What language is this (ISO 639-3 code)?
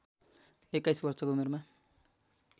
nep